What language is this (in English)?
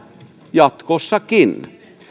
Finnish